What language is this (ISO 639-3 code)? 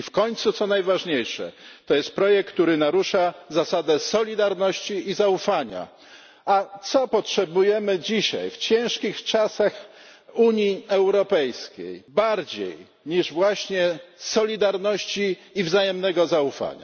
pol